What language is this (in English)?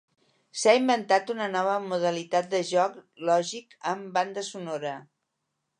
Catalan